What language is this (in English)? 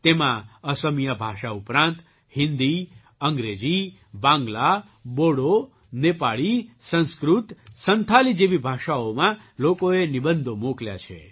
Gujarati